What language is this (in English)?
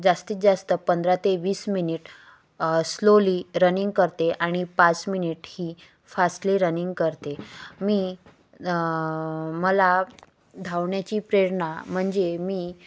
Marathi